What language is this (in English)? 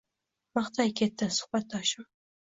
Uzbek